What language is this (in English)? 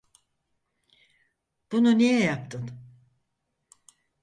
Turkish